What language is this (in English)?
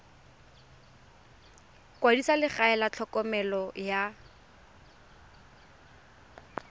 Tswana